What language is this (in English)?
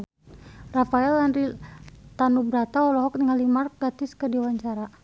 Sundanese